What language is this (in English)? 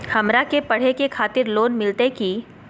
Magahi